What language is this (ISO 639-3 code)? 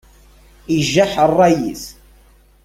kab